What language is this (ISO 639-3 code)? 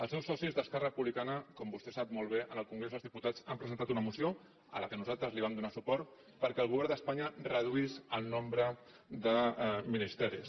cat